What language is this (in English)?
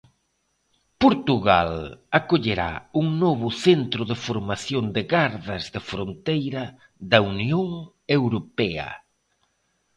Galician